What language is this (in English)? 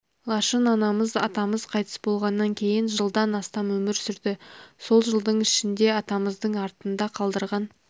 Kazakh